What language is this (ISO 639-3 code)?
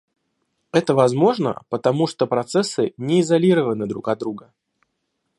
rus